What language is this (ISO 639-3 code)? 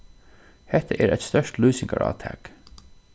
fao